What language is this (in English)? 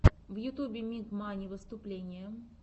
Russian